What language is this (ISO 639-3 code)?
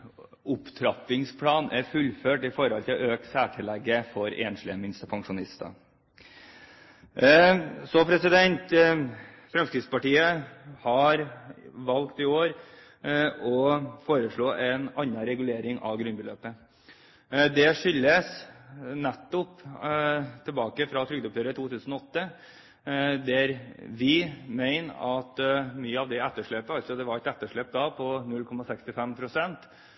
nob